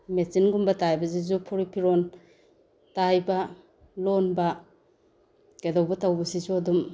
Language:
Manipuri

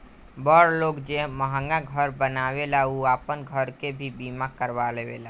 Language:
Bhojpuri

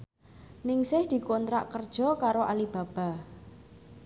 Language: Javanese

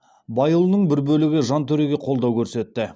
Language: Kazakh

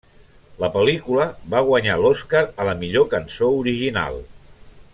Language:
Catalan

